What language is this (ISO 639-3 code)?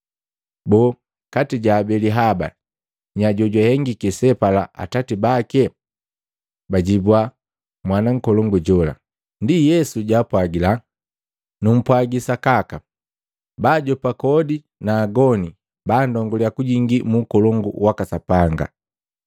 mgv